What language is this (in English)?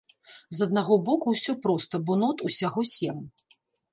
Belarusian